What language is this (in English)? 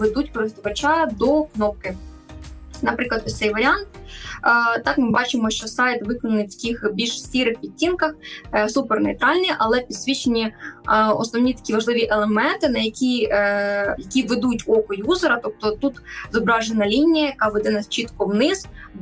Ukrainian